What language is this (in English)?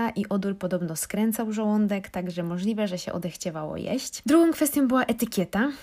Polish